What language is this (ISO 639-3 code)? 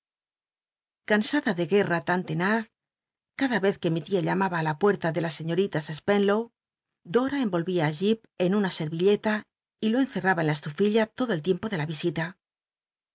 spa